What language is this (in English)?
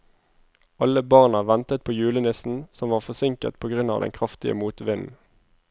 Norwegian